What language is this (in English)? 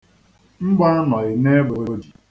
Igbo